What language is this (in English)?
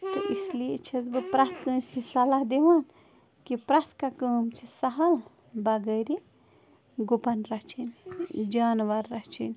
Kashmiri